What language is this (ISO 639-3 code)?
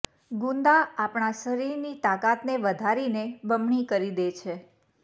guj